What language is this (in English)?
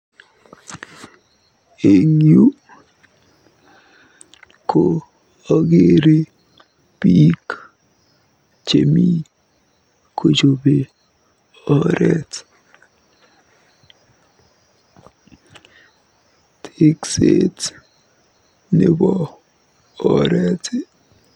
Kalenjin